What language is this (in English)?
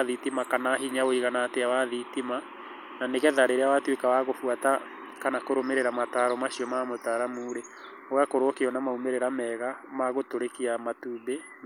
Kikuyu